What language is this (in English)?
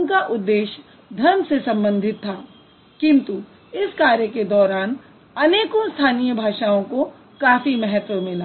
Hindi